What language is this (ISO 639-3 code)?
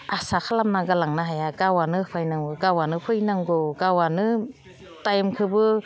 brx